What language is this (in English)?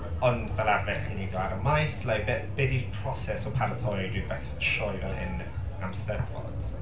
Welsh